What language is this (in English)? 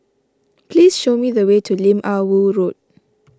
English